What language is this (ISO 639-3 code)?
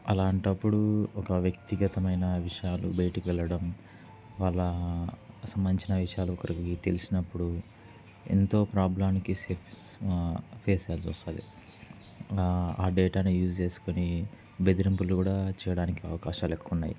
tel